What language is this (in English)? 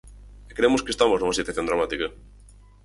Galician